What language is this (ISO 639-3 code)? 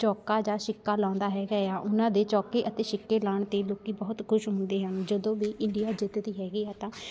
pan